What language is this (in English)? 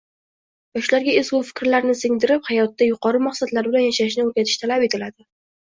Uzbek